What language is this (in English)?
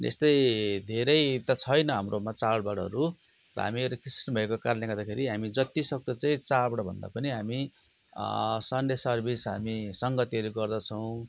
Nepali